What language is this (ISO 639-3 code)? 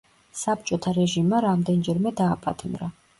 kat